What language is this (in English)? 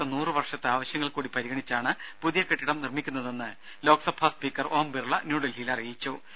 Malayalam